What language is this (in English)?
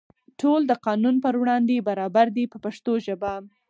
Pashto